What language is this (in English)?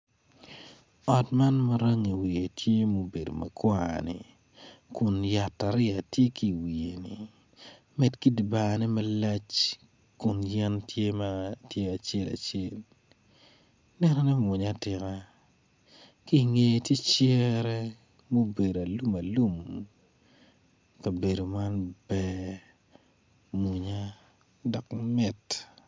Acoli